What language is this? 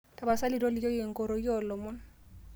Masai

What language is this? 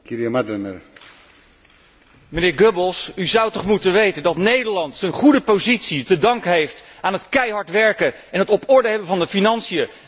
Dutch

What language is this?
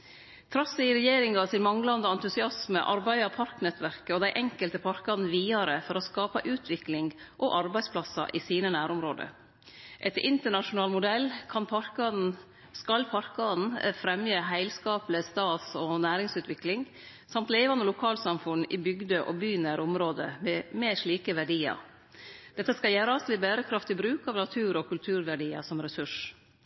Norwegian Nynorsk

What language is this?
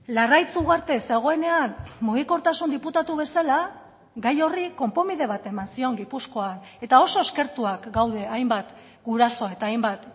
Basque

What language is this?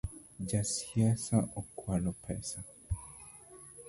Luo (Kenya and Tanzania)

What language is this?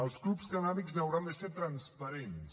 Catalan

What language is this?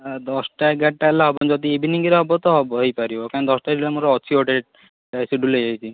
Odia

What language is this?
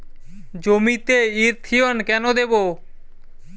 Bangla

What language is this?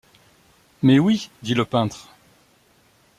French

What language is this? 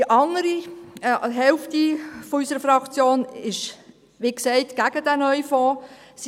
Swiss German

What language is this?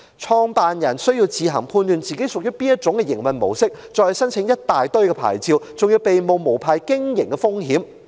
Cantonese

